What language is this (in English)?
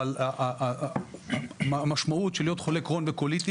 Hebrew